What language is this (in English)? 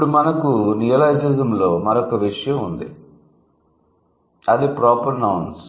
Telugu